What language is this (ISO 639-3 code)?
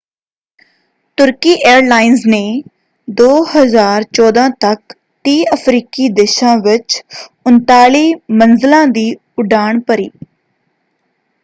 pan